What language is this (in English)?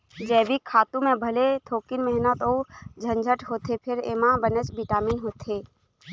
Chhattisgarhi